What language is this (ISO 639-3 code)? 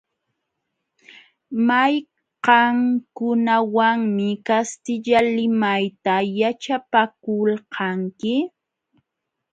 qxw